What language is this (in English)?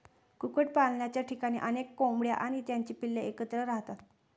Marathi